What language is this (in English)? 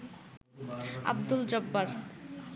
Bangla